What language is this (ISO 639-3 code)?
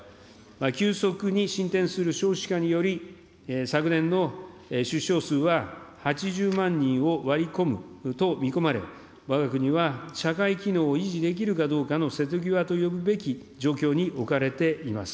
jpn